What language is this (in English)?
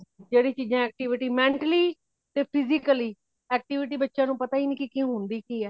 Punjabi